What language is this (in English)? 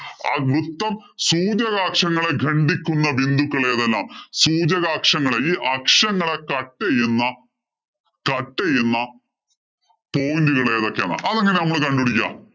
Malayalam